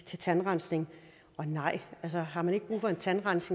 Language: Danish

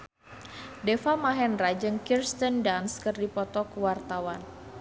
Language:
Sundanese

